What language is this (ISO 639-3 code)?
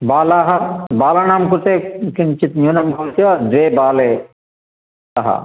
san